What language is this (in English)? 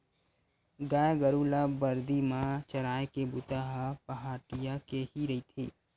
Chhattisgarhi